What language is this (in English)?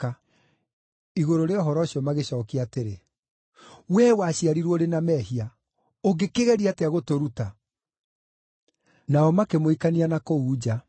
Kikuyu